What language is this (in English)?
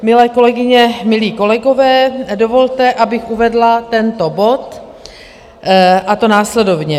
Czech